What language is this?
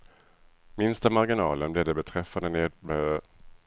Swedish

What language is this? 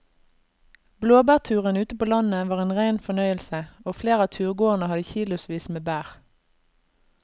Norwegian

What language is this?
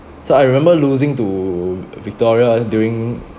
English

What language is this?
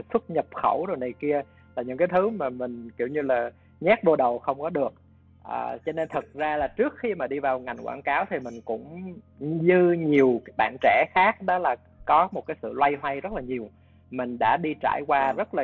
Vietnamese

